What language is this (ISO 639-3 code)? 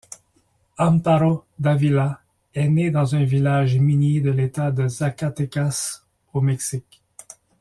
fra